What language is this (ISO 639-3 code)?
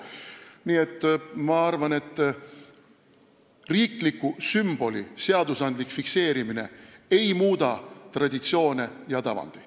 est